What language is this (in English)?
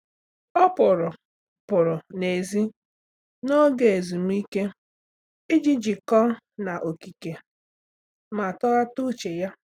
Igbo